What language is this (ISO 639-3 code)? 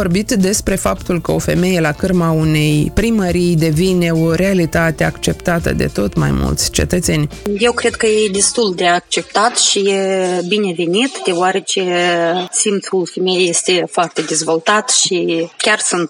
ron